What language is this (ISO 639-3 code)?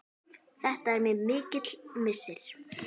isl